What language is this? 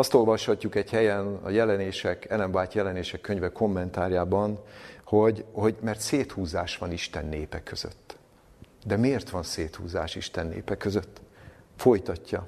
Hungarian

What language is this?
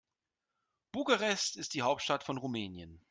German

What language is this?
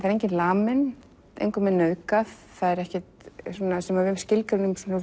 Icelandic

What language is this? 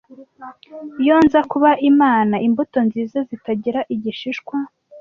Kinyarwanda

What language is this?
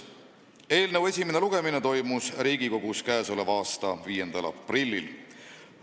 Estonian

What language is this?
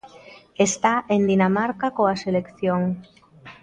Galician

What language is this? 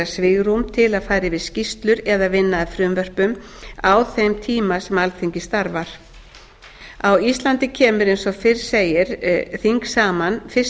Icelandic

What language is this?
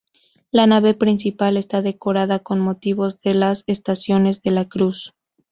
Spanish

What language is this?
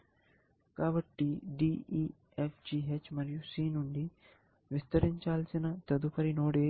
Telugu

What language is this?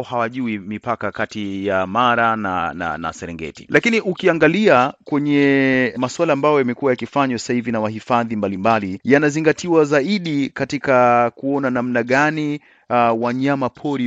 Swahili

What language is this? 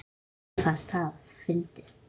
Icelandic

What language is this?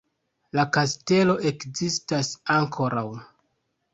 Esperanto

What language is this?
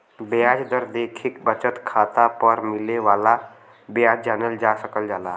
Bhojpuri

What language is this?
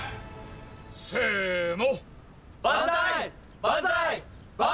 Japanese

